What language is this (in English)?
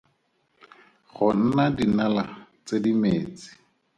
Tswana